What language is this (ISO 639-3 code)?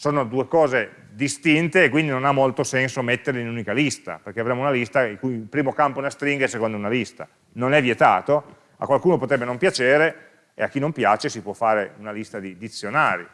ita